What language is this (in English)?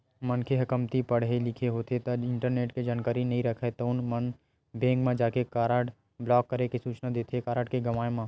Chhattisgarhi